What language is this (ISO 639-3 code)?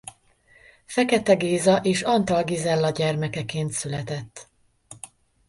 hun